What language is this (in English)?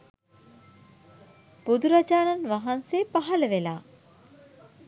Sinhala